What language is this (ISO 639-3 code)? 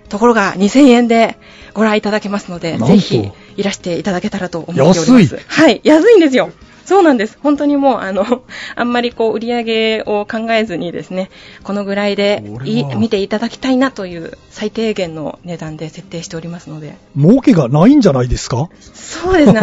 jpn